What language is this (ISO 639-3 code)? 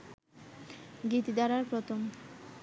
ben